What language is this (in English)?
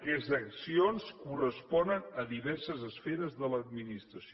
Catalan